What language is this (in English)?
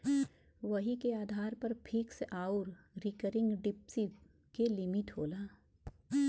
Bhojpuri